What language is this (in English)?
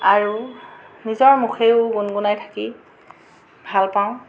Assamese